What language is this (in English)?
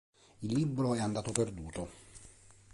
Italian